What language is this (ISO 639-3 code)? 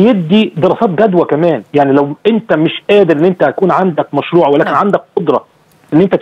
ara